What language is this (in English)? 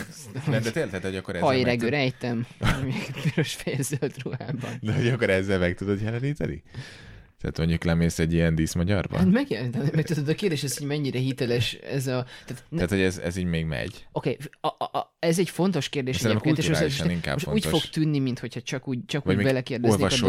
Hungarian